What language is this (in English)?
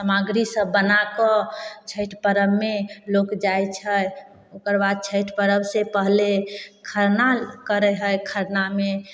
Maithili